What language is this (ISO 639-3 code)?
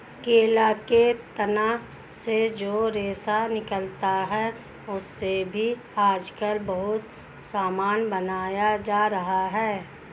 hin